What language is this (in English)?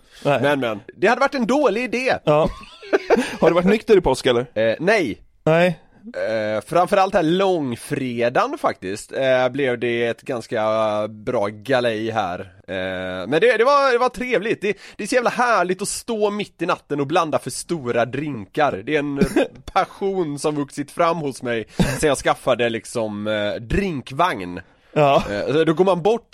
Swedish